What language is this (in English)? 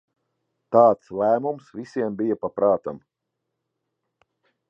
Latvian